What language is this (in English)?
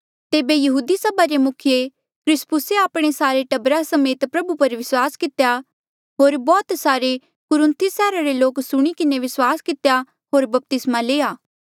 Mandeali